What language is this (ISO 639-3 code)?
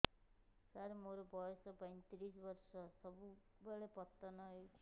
ori